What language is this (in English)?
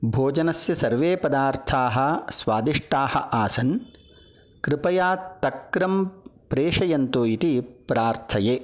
Sanskrit